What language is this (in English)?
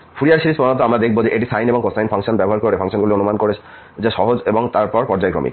Bangla